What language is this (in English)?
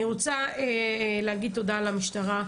Hebrew